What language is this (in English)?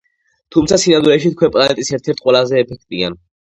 Georgian